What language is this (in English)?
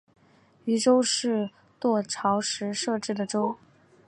Chinese